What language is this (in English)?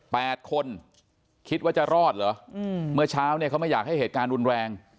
Thai